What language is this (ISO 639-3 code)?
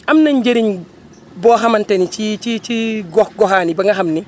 wol